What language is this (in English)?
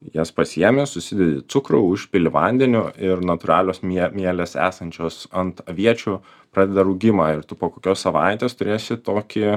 Lithuanian